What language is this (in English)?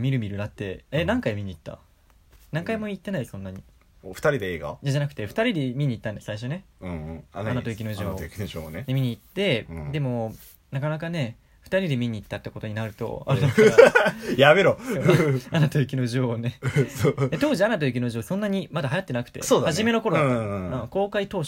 Japanese